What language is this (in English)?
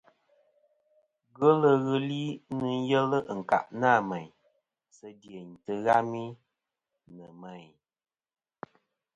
Kom